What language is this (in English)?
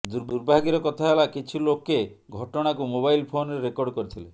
Odia